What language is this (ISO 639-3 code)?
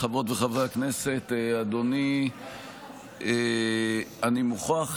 heb